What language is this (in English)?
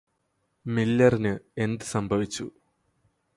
Malayalam